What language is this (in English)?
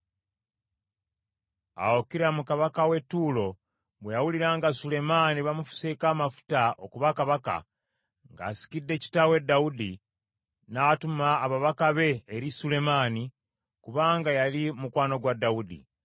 Ganda